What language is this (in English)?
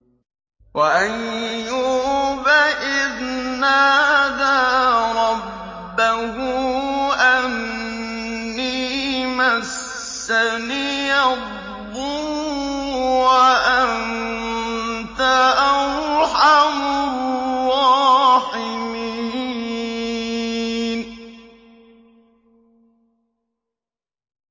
Arabic